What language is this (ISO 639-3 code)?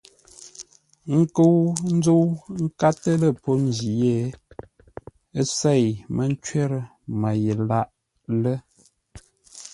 nla